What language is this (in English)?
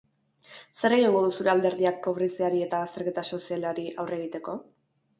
Basque